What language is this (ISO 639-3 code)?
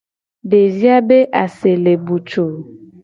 gej